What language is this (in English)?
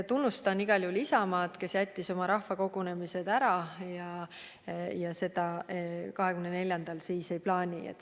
Estonian